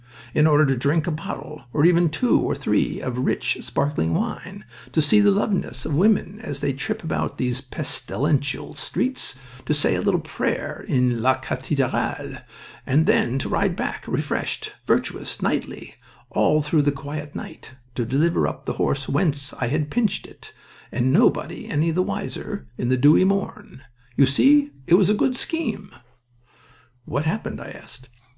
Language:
English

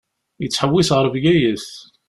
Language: Kabyle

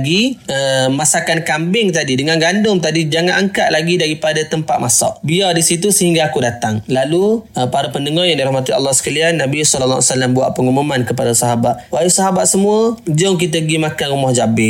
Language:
Malay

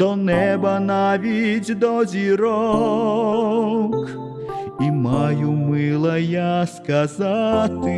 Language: Ukrainian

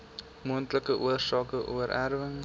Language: Afrikaans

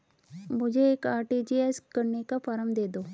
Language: Hindi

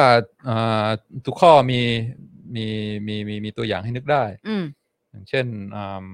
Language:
Thai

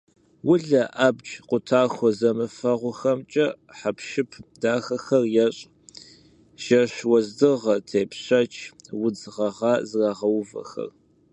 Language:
Kabardian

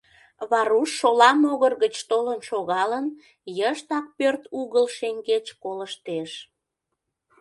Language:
Mari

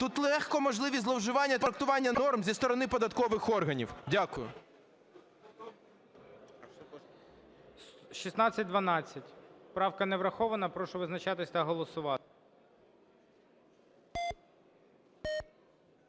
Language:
Ukrainian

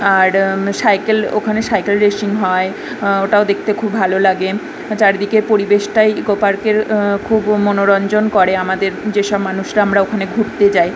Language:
Bangla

